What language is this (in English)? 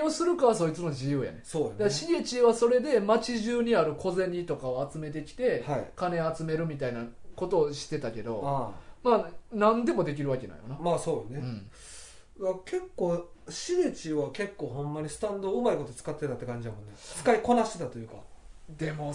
Japanese